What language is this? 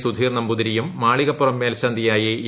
Malayalam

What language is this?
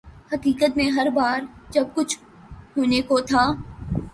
Urdu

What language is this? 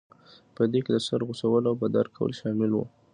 Pashto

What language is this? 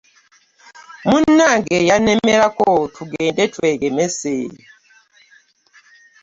Ganda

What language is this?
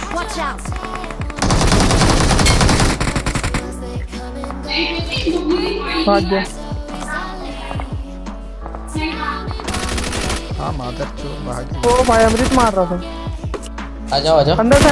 Arabic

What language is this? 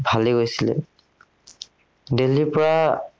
Assamese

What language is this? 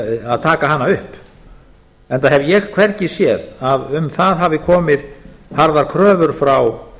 Icelandic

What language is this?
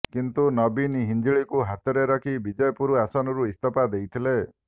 Odia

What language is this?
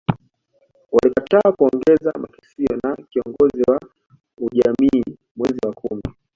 Swahili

